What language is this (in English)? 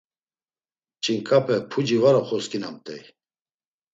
Laz